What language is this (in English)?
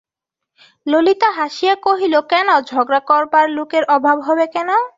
Bangla